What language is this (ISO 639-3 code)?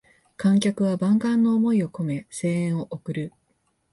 jpn